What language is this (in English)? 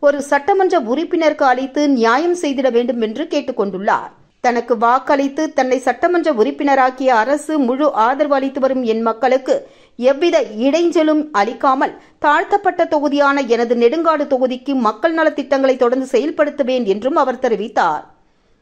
Thai